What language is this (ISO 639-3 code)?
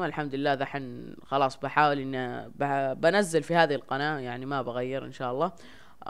ara